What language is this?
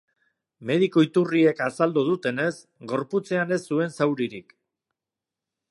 Basque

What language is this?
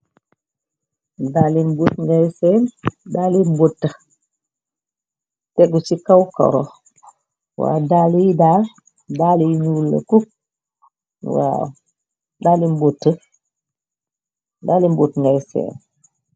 Wolof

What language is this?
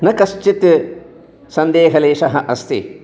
Sanskrit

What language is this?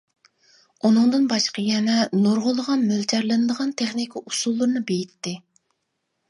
Uyghur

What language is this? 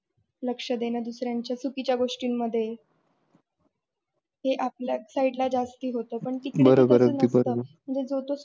Marathi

